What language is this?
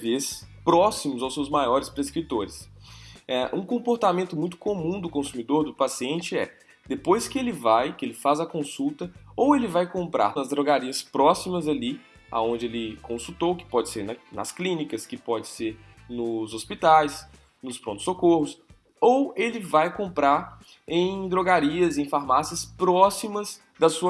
Portuguese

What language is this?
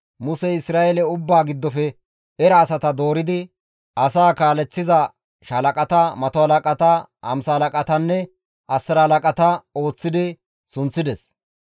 Gamo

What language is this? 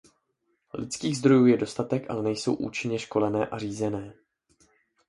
Czech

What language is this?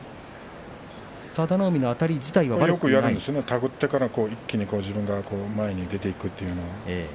Japanese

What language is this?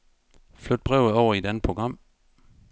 Danish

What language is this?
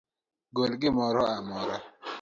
Luo (Kenya and Tanzania)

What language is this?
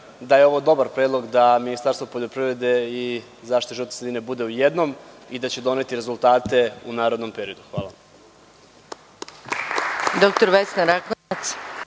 Serbian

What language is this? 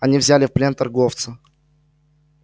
Russian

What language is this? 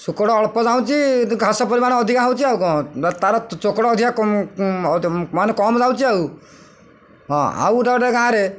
Odia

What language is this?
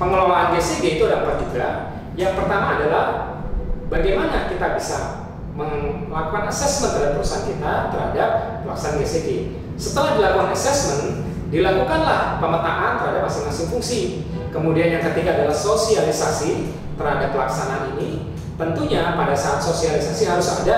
Indonesian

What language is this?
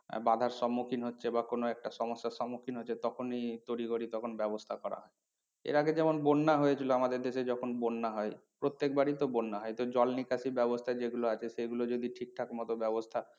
Bangla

